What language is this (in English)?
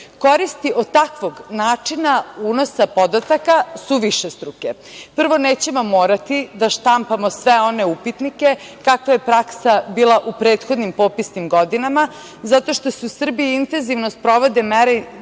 Serbian